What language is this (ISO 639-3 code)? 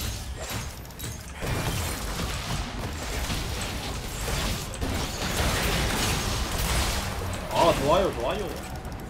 kor